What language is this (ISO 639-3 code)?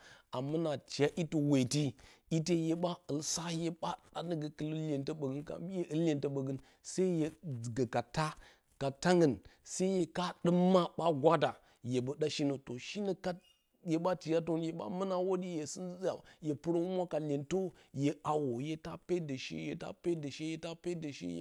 bcy